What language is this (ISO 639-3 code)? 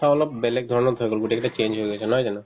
asm